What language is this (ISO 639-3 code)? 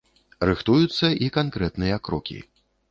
bel